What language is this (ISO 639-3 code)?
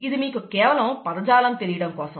tel